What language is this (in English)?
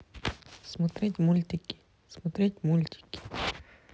Russian